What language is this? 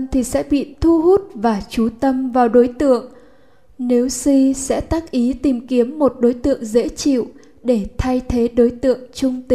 Vietnamese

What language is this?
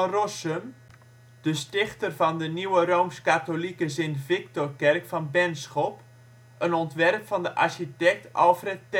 Dutch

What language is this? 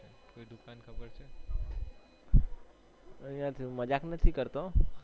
Gujarati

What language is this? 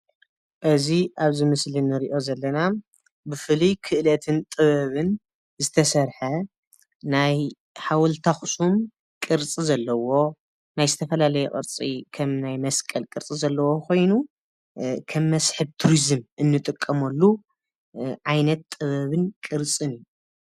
Tigrinya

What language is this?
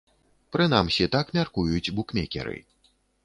Belarusian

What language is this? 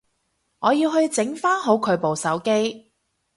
Cantonese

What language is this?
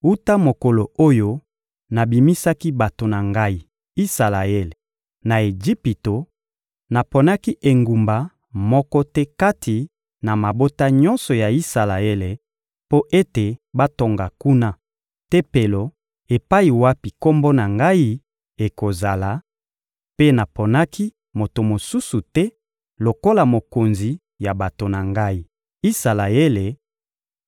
Lingala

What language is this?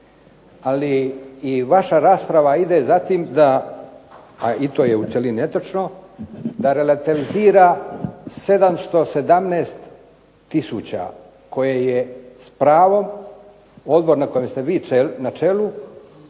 Croatian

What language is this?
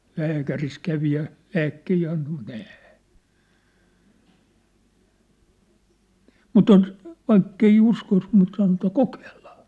Finnish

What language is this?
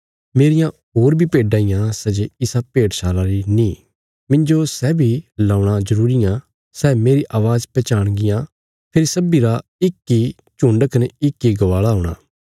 Bilaspuri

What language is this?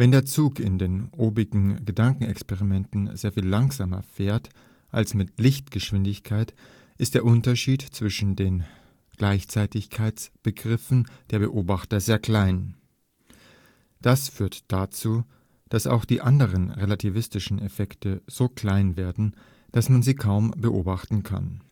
German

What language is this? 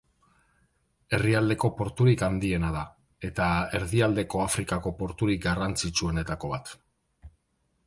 Basque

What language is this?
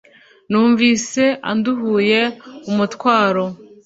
Kinyarwanda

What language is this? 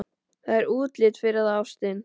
Icelandic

